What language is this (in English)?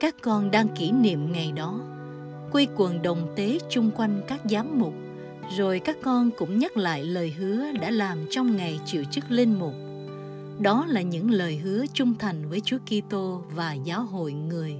Vietnamese